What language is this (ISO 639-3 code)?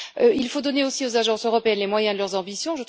fra